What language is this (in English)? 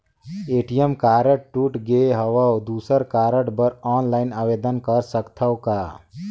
Chhattisgarhi